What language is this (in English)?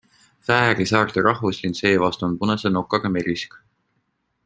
Estonian